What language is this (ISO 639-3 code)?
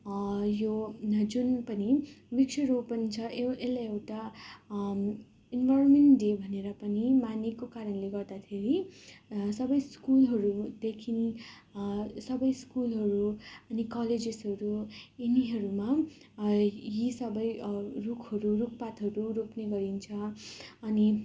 nep